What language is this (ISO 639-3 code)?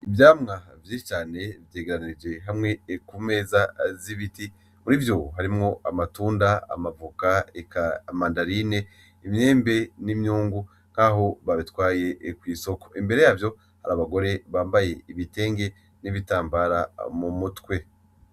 run